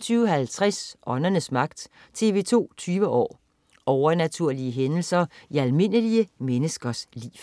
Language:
Danish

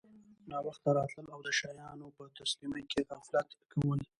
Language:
Pashto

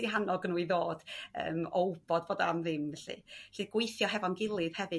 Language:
Welsh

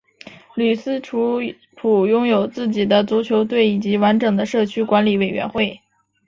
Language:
Chinese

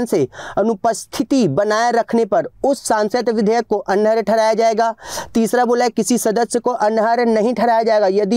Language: Hindi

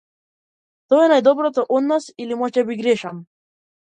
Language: Macedonian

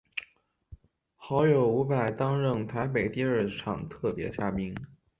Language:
Chinese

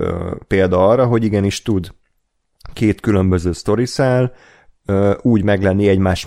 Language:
Hungarian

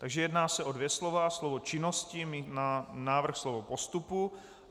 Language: Czech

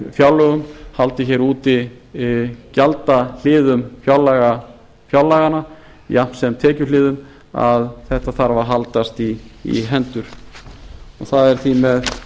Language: Icelandic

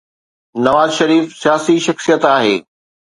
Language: Sindhi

